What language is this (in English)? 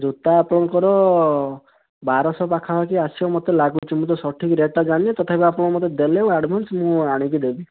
Odia